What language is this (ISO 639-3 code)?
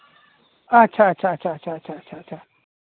sat